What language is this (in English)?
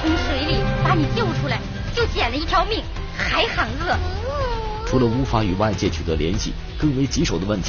Chinese